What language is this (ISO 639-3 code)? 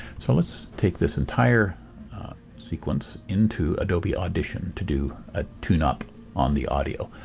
eng